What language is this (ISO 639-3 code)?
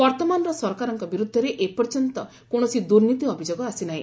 ori